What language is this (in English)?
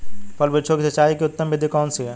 Hindi